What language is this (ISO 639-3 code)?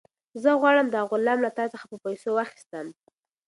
pus